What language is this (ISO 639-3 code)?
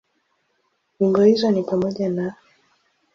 swa